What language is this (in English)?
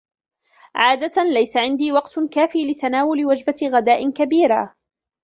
Arabic